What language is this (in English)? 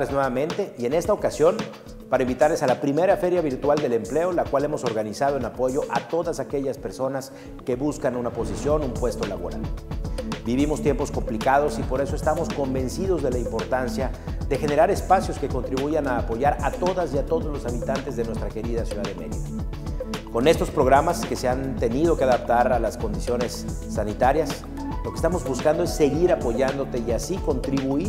Spanish